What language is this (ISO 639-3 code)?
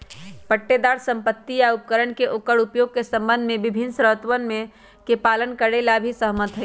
mag